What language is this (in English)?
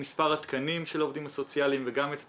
Hebrew